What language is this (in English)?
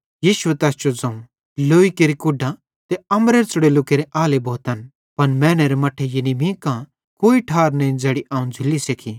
Bhadrawahi